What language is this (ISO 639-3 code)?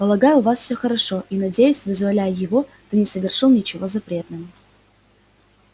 rus